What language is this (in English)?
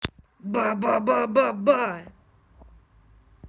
Russian